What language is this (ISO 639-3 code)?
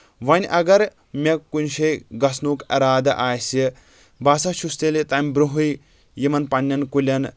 kas